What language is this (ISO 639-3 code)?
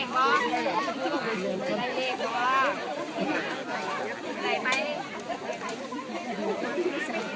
tha